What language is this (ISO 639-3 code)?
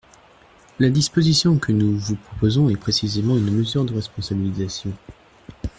fra